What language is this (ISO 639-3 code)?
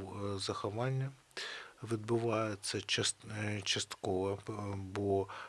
ukr